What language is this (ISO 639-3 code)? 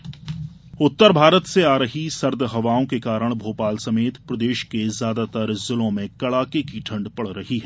hin